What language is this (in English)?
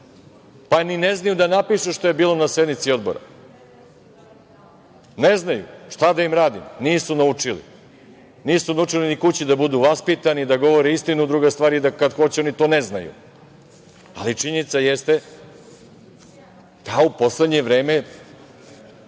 Serbian